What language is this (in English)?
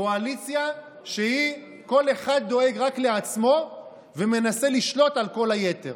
Hebrew